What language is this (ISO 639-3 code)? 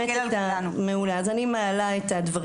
heb